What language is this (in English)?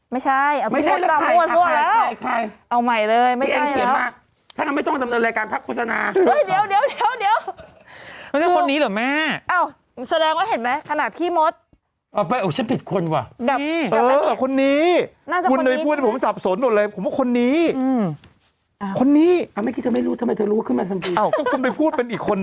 Thai